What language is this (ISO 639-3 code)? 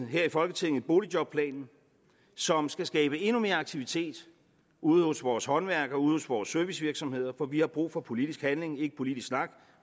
dan